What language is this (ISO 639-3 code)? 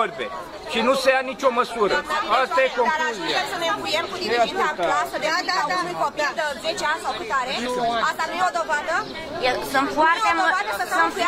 ron